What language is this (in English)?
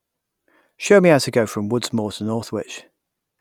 English